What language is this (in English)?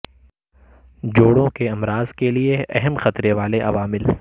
Urdu